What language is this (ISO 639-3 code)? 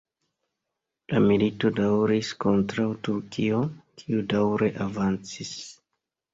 epo